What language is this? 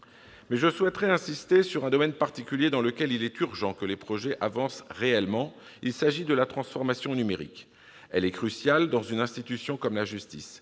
French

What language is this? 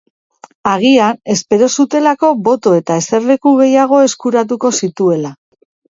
Basque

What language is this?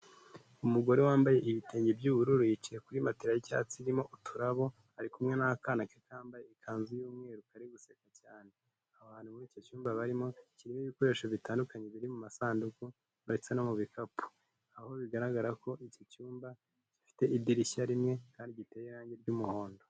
Kinyarwanda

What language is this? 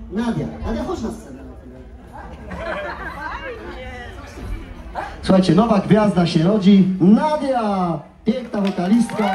Polish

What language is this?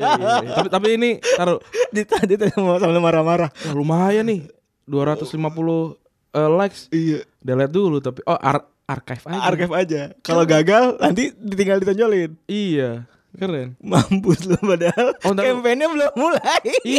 Indonesian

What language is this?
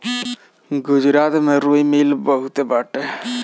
Bhojpuri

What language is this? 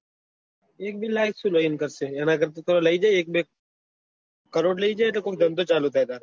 Gujarati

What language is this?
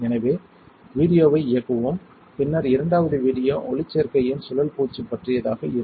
Tamil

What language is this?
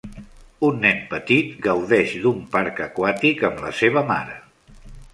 Catalan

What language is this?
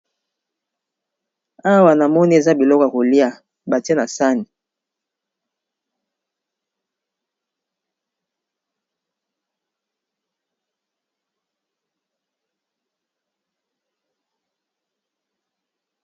Lingala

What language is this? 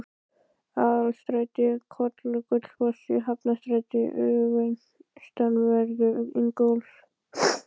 Icelandic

